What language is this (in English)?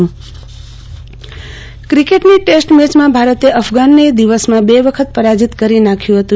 Gujarati